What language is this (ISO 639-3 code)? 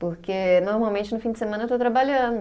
por